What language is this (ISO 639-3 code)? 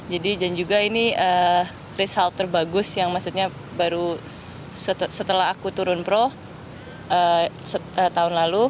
ind